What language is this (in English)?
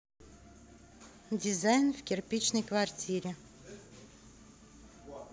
Russian